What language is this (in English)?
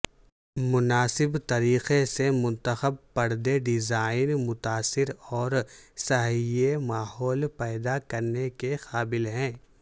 Urdu